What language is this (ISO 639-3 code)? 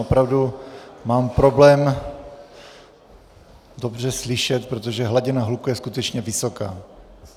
ces